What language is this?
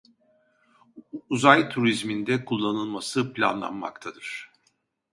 Turkish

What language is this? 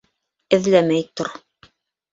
Bashkir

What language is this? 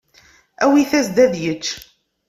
Kabyle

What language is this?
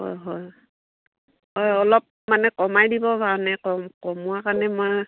Assamese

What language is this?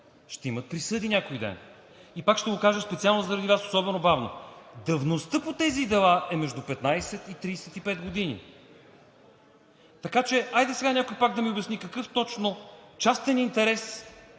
Bulgarian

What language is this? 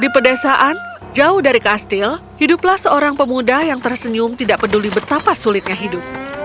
Indonesian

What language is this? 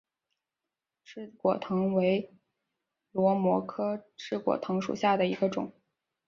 Chinese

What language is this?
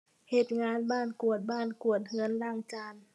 Thai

